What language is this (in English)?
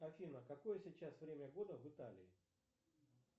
Russian